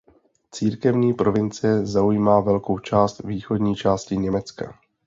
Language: Czech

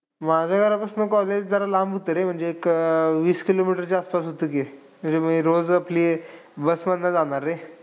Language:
Marathi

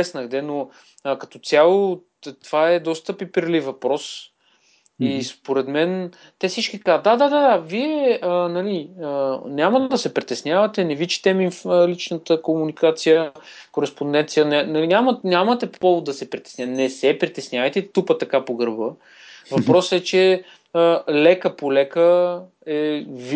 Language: Bulgarian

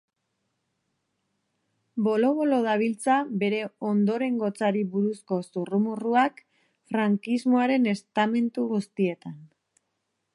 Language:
Basque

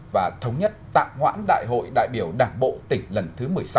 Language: Vietnamese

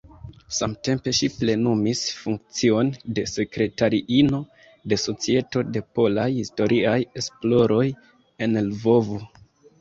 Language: Esperanto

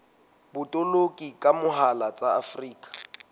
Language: Southern Sotho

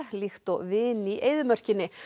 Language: Icelandic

